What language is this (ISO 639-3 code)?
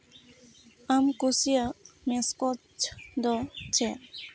sat